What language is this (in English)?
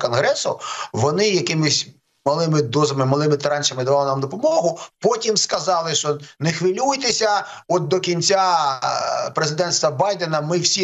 Ukrainian